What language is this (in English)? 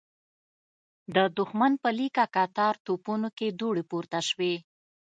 Pashto